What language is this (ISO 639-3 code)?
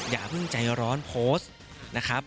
tha